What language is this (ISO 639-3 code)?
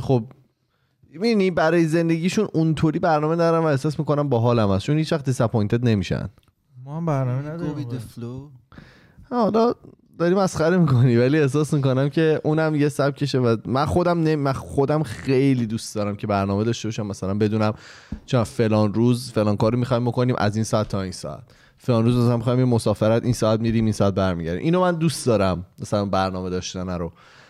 fas